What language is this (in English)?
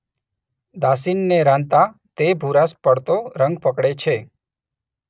Gujarati